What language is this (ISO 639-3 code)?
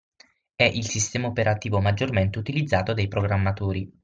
ita